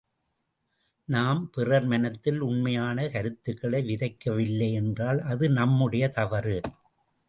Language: Tamil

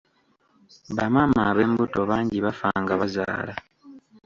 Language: Ganda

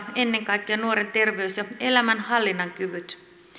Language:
Finnish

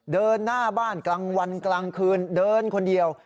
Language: Thai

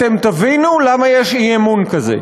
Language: Hebrew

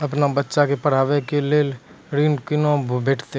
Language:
Maithili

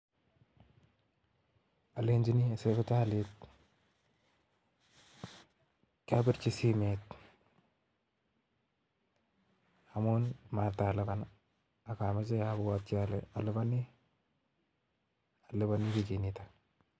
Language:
Kalenjin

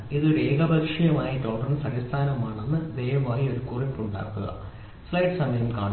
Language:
Malayalam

